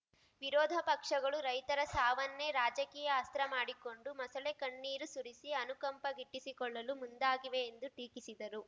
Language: Kannada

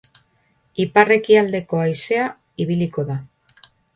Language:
Basque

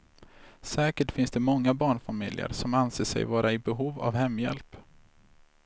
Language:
Swedish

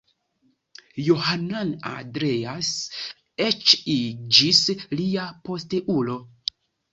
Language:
Esperanto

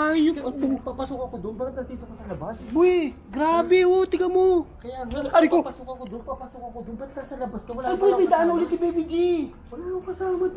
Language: Filipino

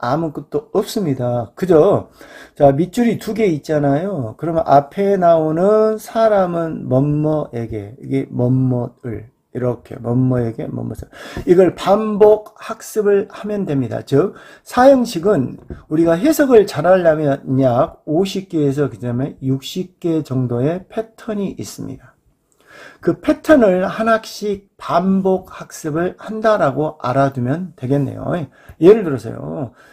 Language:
Korean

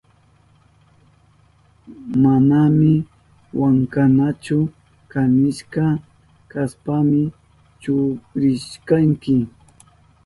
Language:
Southern Pastaza Quechua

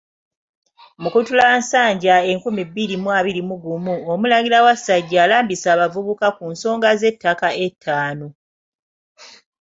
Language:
Ganda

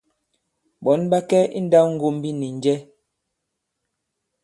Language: Bankon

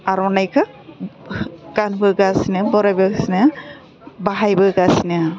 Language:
Bodo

